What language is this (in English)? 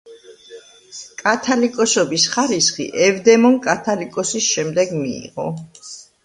Georgian